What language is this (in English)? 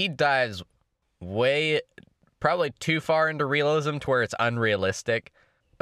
English